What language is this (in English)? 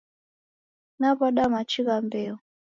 Taita